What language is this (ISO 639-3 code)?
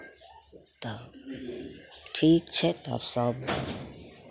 mai